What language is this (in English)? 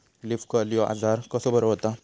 Marathi